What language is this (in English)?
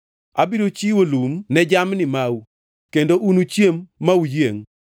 Luo (Kenya and Tanzania)